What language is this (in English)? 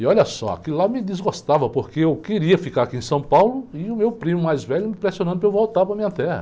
Portuguese